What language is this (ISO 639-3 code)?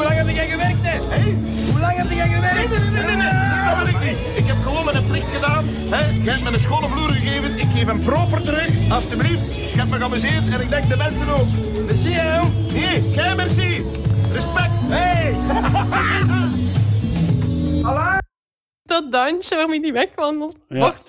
nld